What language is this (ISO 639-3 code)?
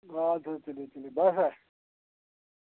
kas